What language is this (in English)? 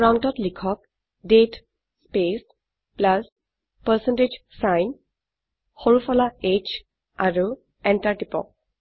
Assamese